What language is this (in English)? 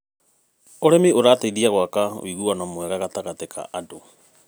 Kikuyu